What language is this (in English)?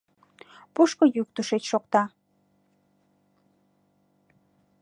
Mari